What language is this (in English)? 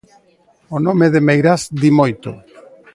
Galician